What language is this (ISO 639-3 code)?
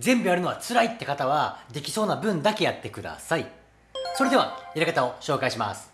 jpn